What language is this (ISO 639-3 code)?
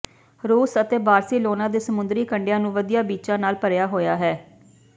pan